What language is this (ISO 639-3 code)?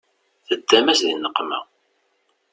kab